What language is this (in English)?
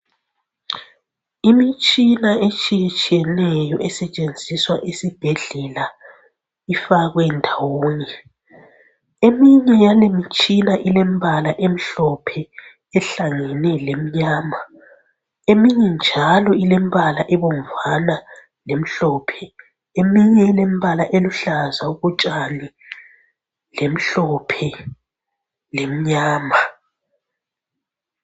North Ndebele